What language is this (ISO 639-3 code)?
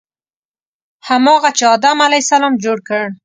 pus